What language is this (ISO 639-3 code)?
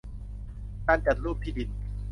tha